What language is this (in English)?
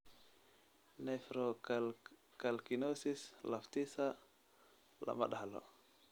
Somali